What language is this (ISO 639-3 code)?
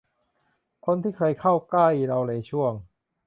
tha